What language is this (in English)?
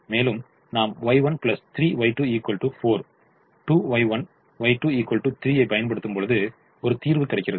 Tamil